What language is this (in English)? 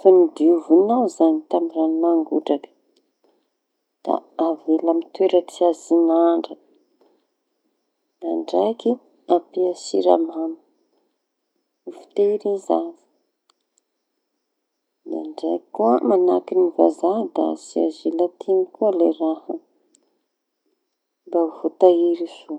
Tanosy Malagasy